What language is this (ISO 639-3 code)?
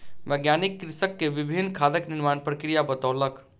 mai